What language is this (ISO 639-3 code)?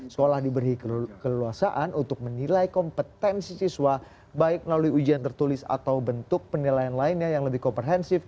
ind